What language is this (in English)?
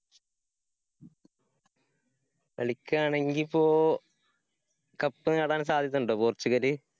Malayalam